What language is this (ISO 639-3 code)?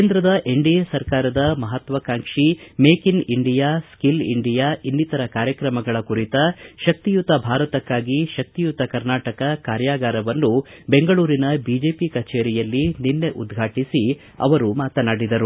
kan